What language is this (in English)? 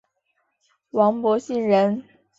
Chinese